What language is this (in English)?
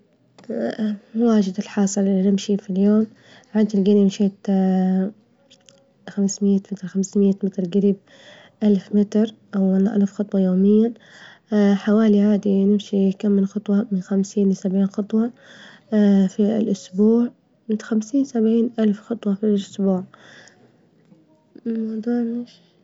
Libyan Arabic